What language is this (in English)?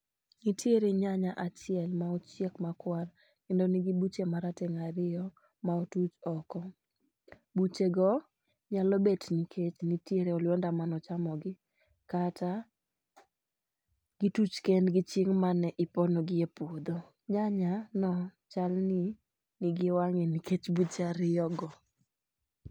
Luo (Kenya and Tanzania)